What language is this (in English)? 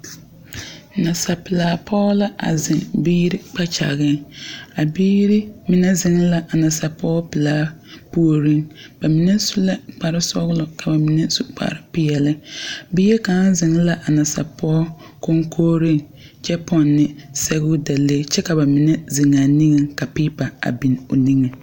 Southern Dagaare